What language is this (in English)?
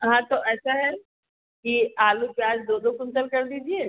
Hindi